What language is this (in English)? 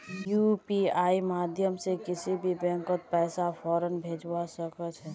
Magahi